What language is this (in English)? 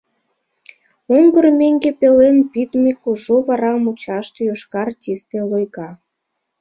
Mari